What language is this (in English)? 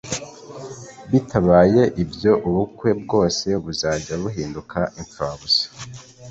Kinyarwanda